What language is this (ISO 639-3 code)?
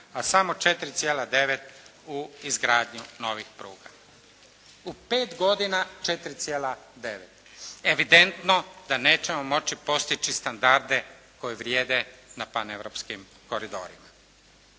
hrv